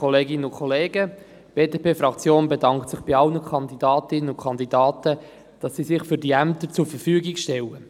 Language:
Swiss German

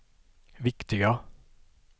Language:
Swedish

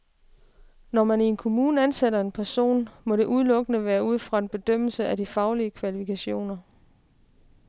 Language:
Danish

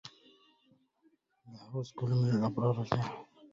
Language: Arabic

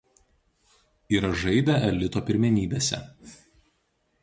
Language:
Lithuanian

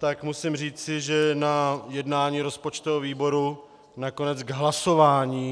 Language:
Czech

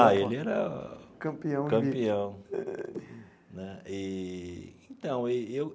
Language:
Portuguese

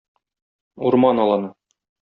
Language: Tatar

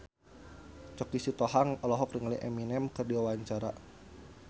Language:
Sundanese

